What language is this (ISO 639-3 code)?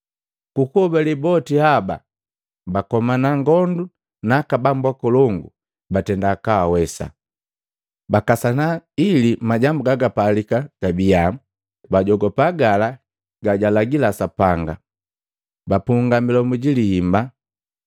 mgv